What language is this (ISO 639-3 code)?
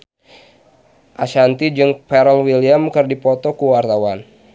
sun